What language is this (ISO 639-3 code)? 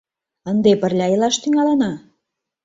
chm